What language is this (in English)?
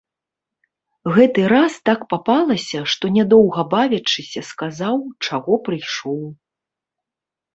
Belarusian